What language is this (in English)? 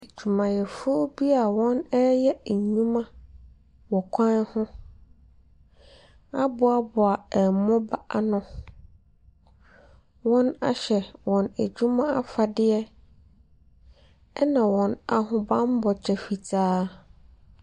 Akan